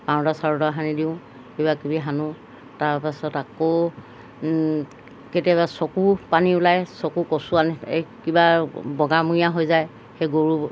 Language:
Assamese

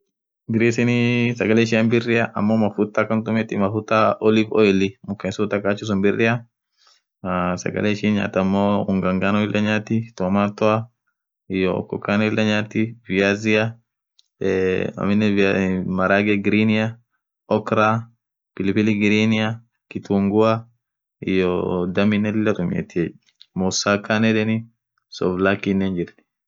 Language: Orma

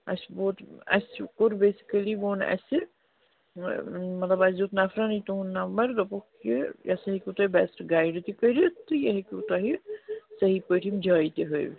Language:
Kashmiri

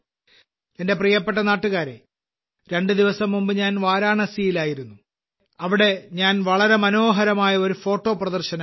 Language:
Malayalam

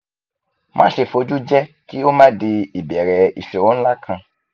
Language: Yoruba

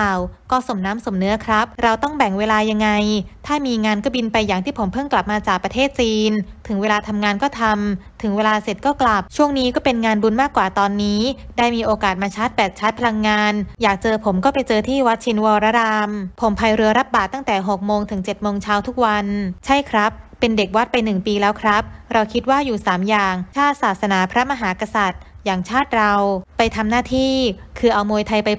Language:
Thai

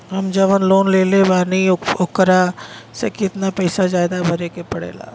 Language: Bhojpuri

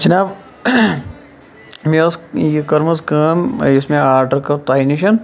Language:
Kashmiri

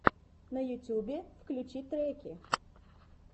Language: Russian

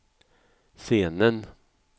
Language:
Swedish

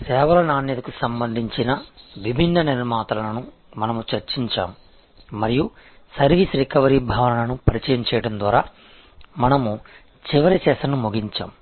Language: Telugu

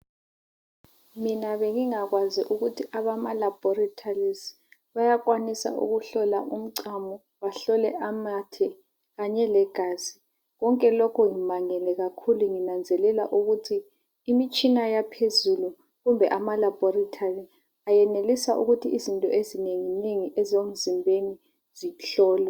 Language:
North Ndebele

